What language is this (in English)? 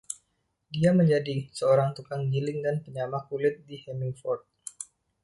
Indonesian